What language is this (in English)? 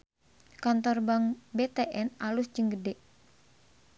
Sundanese